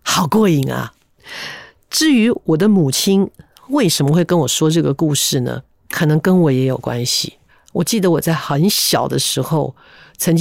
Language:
Chinese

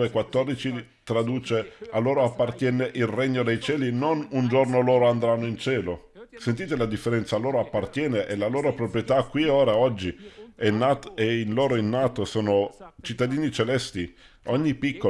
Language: Italian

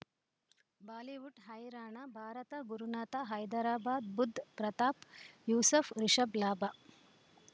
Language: Kannada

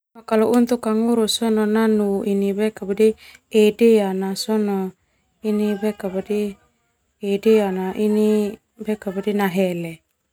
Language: Termanu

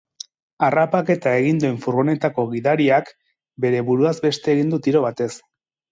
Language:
Basque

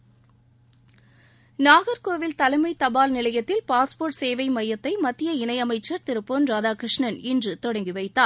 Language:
Tamil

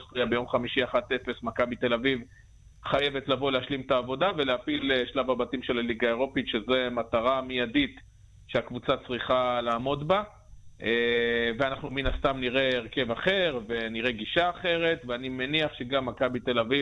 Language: Hebrew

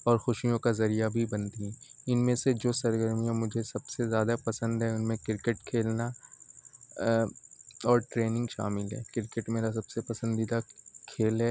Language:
Urdu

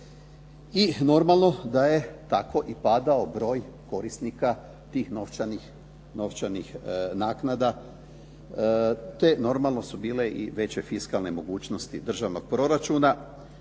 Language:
Croatian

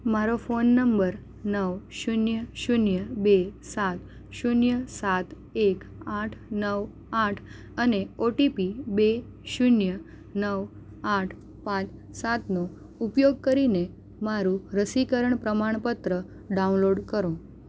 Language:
Gujarati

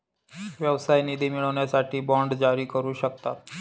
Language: Marathi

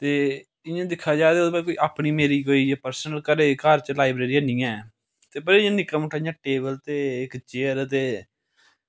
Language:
Dogri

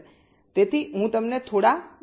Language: Gujarati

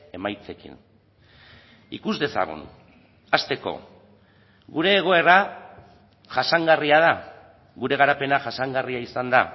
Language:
Basque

